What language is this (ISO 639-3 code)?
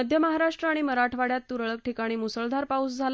mar